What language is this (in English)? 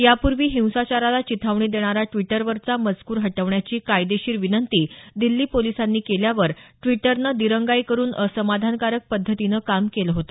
Marathi